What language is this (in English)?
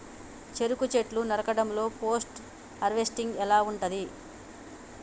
Telugu